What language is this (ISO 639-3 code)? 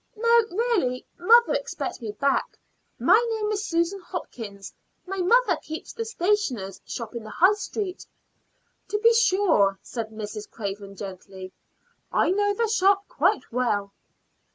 eng